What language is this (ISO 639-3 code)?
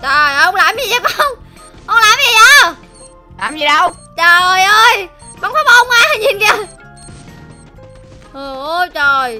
vie